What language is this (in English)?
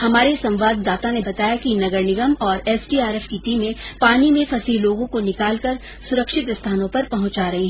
Hindi